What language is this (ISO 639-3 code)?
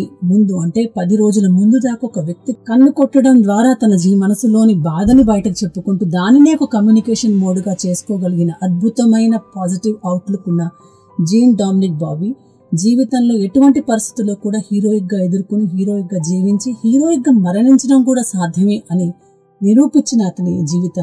tel